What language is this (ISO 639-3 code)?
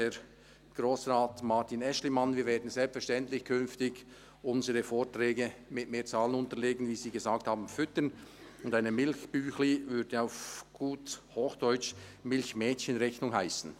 gsw